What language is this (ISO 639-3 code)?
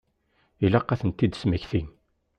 kab